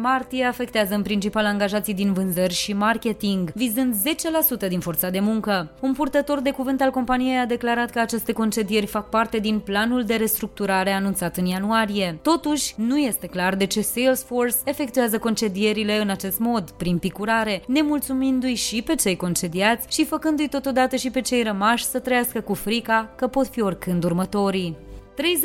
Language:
Romanian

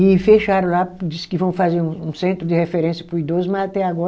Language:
Portuguese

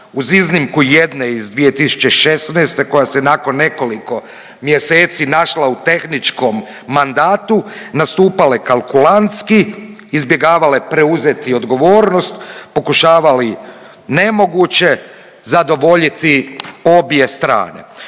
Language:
Croatian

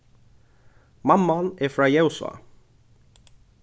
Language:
Faroese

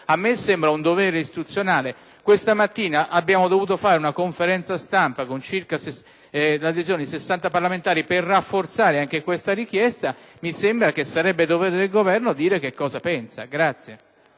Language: Italian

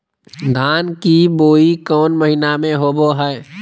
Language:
Magahi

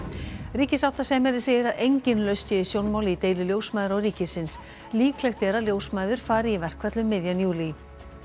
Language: Icelandic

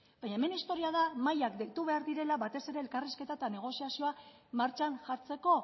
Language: Basque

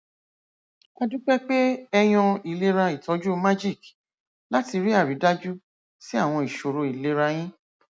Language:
Yoruba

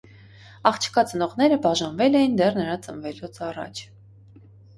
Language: Armenian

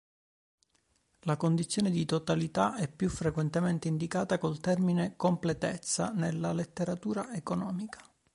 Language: Italian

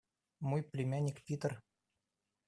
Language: Russian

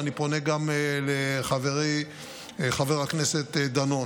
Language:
Hebrew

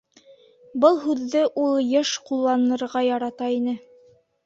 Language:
Bashkir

